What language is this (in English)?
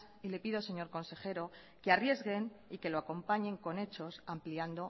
Spanish